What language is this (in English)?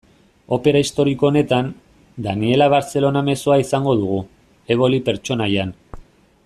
Basque